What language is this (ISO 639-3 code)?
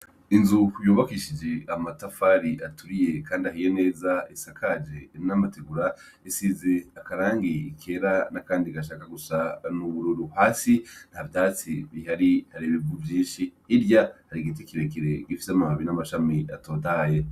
run